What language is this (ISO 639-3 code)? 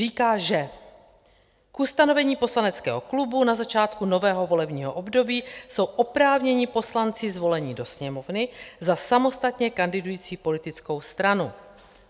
ces